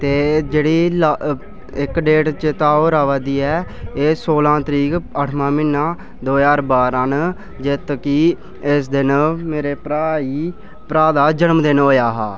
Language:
Dogri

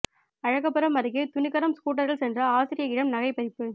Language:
Tamil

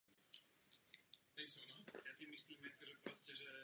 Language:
Czech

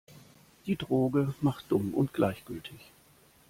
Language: German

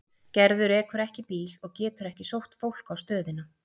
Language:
Icelandic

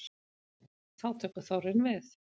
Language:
Icelandic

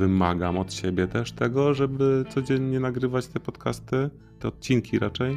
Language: Polish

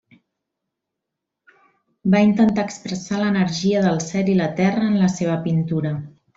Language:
Catalan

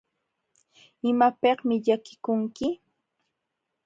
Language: Jauja Wanca Quechua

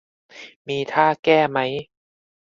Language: Thai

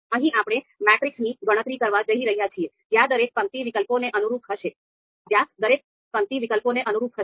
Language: Gujarati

